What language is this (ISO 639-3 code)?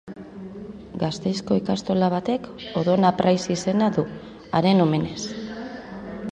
eus